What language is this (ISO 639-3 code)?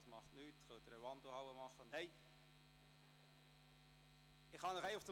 gsw